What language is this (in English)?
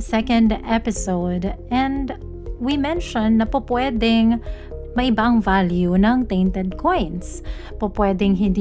Filipino